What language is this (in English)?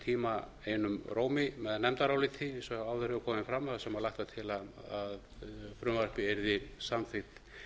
Icelandic